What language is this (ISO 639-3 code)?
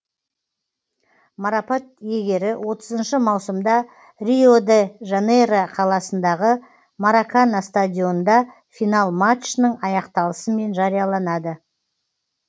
kaz